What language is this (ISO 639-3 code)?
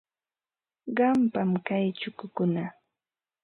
qva